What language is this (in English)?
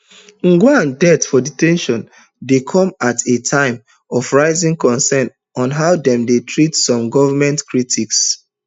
Nigerian Pidgin